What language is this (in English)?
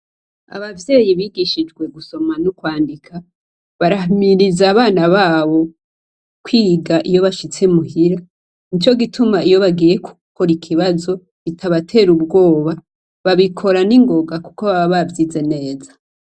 Rundi